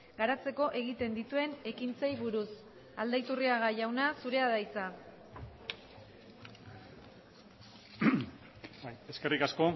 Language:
Basque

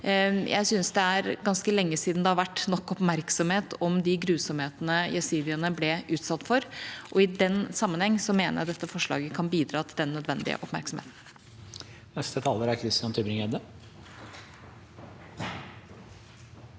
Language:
Norwegian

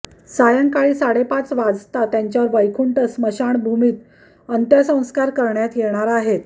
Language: Marathi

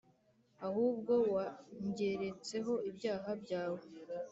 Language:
Kinyarwanda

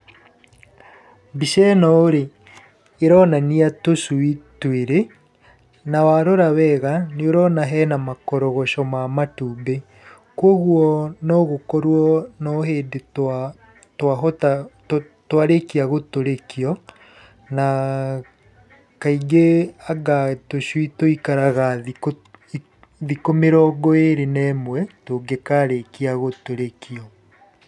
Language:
Kikuyu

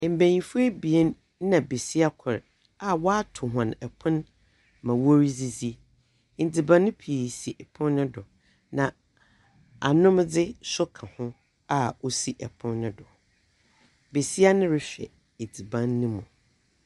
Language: Akan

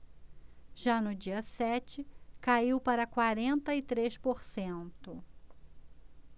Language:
Portuguese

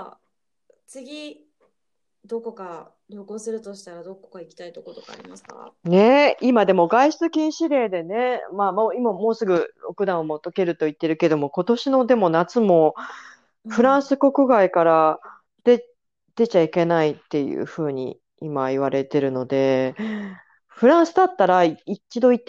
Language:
Japanese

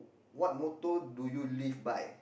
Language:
English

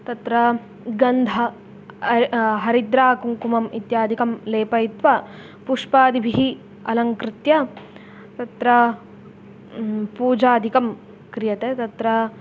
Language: Sanskrit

